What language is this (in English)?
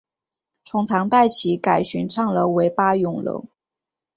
Chinese